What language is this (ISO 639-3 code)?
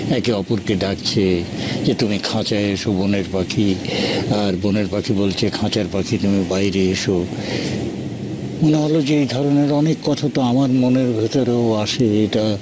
ben